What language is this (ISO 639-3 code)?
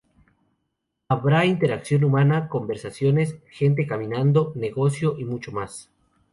spa